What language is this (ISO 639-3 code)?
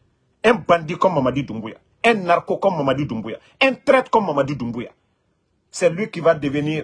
fra